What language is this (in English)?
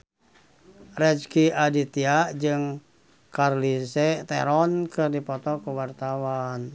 Sundanese